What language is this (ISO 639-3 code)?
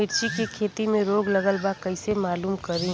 bho